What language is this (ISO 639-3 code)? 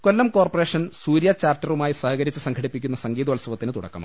mal